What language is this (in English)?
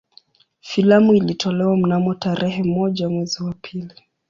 Swahili